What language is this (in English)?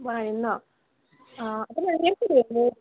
Assamese